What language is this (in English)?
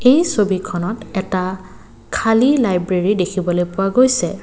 Assamese